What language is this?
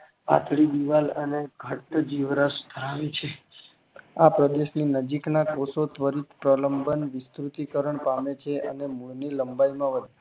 Gujarati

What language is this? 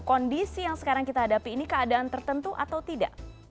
Indonesian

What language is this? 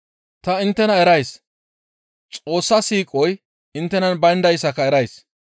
Gamo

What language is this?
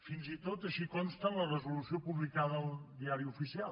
Catalan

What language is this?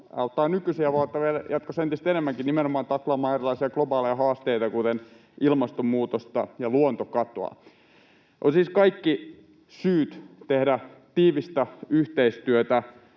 Finnish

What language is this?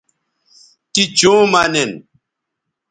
Bateri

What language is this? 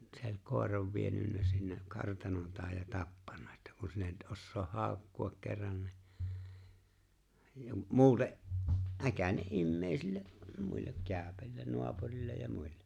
Finnish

